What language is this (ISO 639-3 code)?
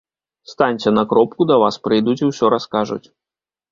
bel